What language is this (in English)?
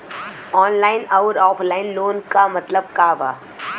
Bhojpuri